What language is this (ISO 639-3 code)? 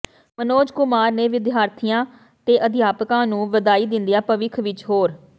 pan